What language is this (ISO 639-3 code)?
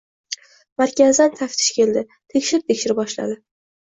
uzb